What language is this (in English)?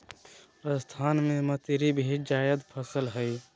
Magahi